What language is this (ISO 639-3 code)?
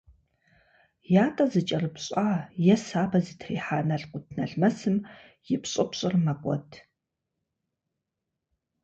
kbd